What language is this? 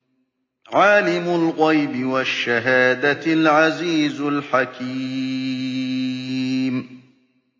Arabic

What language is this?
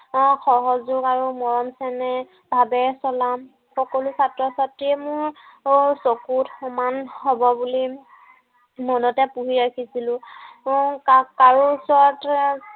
Assamese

